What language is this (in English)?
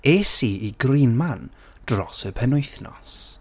Welsh